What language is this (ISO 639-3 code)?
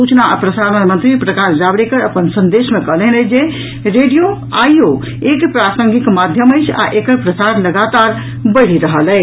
mai